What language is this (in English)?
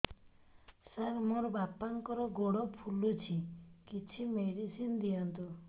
Odia